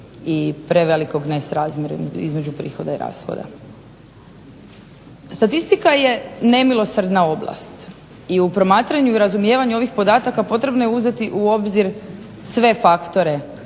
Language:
Croatian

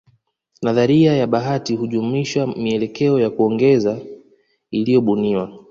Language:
Swahili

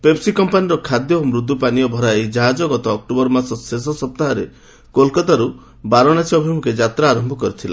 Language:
Odia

